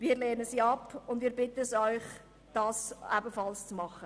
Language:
Swiss German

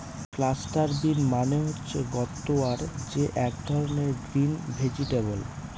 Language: Bangla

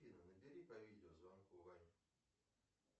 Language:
Russian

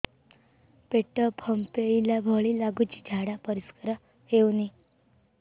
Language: Odia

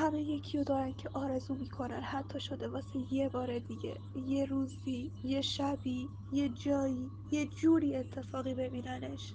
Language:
Persian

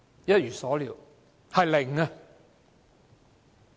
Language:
Cantonese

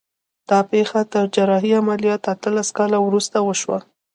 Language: Pashto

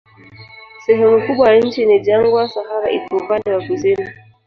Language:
Swahili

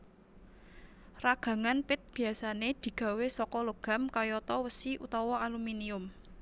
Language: Javanese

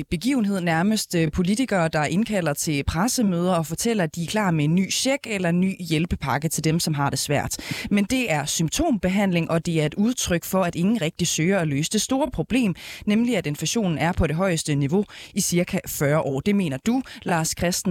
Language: Danish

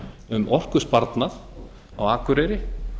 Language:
Icelandic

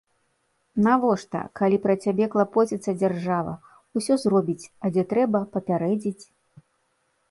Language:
Belarusian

